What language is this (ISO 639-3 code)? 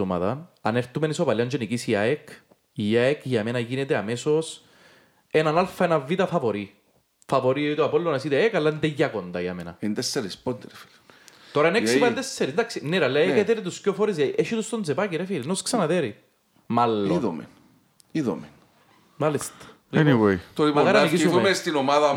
ell